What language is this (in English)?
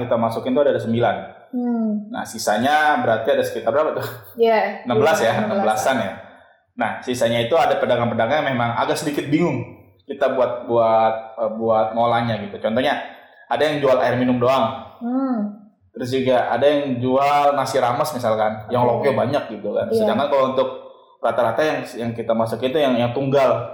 Indonesian